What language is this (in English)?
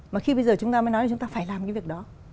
Vietnamese